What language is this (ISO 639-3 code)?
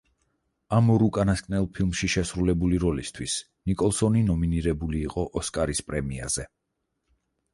kat